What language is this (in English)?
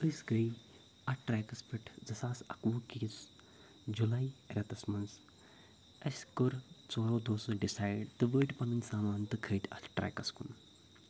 Kashmiri